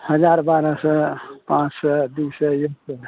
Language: Maithili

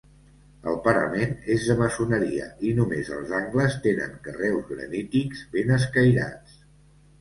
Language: Catalan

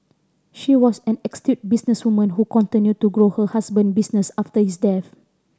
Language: English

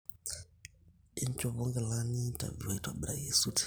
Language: Masai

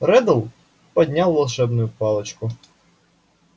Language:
Russian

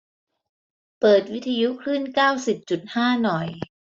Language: Thai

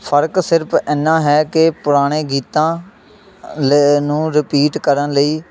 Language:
Punjabi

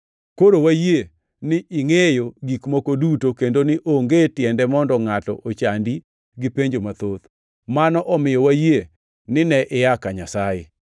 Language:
Luo (Kenya and Tanzania)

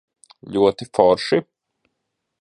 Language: Latvian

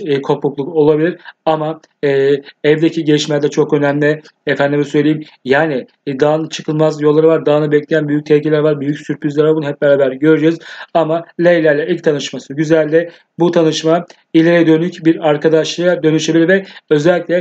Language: Turkish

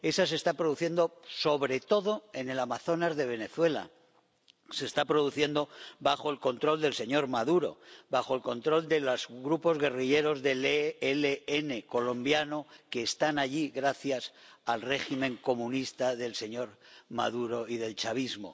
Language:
Spanish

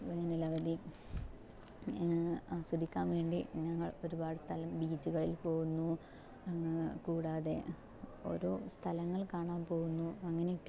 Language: Malayalam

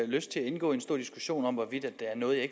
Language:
Danish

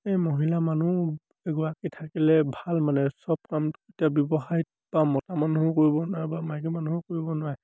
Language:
Assamese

